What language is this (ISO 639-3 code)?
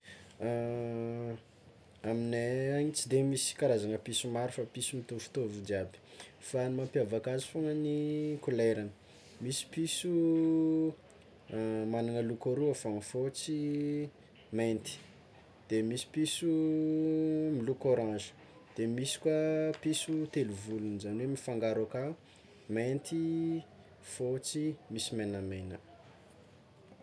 xmw